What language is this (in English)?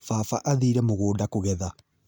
Kikuyu